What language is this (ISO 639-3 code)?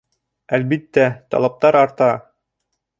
bak